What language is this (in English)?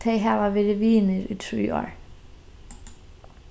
Faroese